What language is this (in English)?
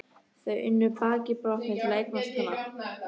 Icelandic